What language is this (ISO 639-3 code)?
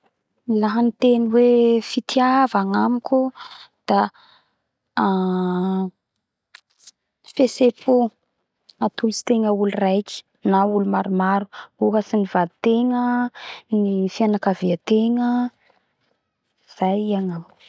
bhr